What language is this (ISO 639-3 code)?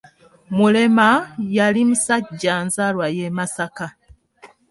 lug